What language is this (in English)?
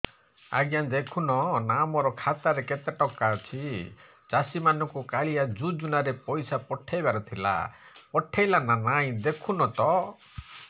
Odia